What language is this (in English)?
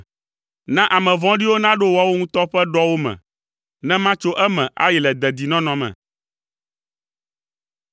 Ewe